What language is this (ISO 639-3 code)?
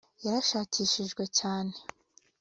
kin